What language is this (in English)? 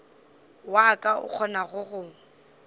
Northern Sotho